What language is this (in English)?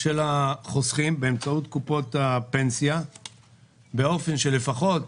Hebrew